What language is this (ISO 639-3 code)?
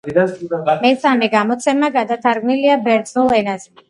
kat